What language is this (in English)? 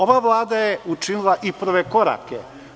Serbian